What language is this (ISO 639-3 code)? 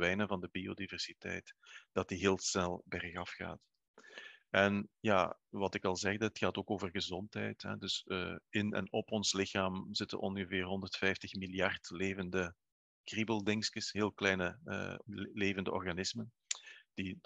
nld